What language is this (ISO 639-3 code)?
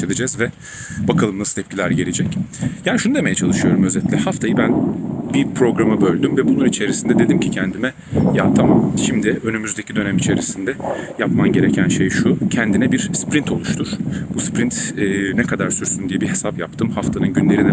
tur